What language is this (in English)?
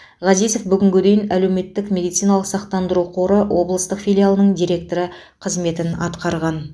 Kazakh